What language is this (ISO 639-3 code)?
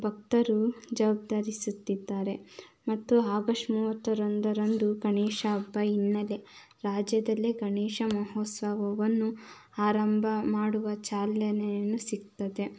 kan